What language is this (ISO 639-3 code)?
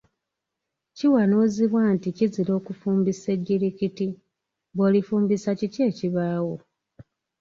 lug